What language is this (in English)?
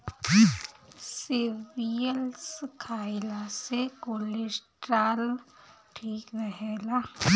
Bhojpuri